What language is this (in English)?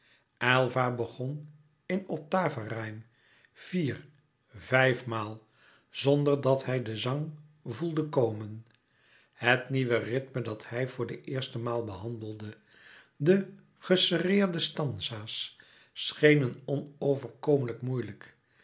Dutch